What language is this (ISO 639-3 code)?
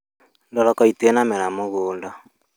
kik